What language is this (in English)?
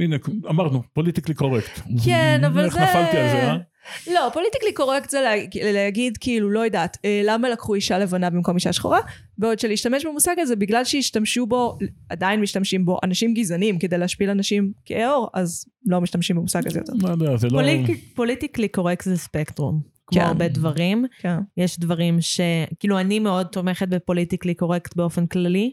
Hebrew